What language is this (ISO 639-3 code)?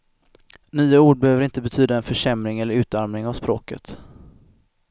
swe